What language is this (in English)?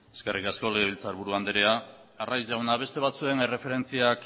Basque